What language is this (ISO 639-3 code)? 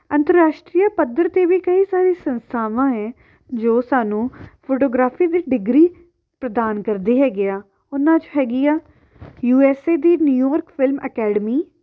pan